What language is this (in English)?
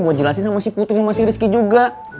Indonesian